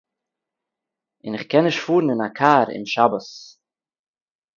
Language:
Yiddish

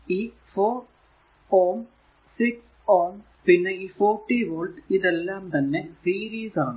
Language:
Malayalam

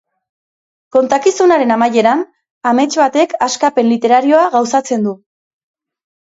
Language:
Basque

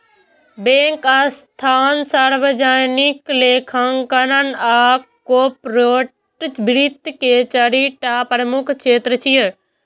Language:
Maithili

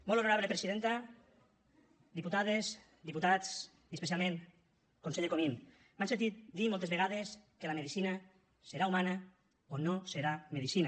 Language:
Catalan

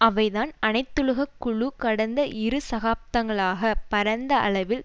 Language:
Tamil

